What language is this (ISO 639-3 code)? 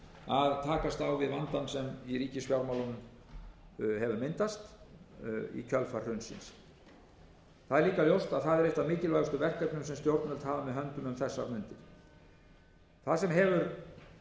isl